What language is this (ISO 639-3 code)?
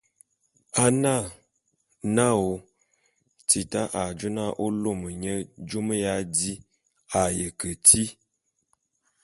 bum